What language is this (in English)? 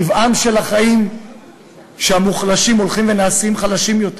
Hebrew